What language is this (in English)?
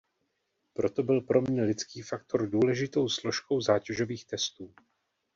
Czech